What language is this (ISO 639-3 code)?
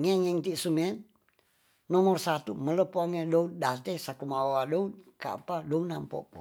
txs